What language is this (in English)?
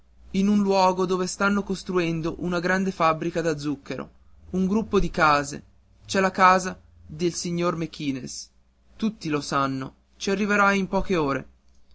Italian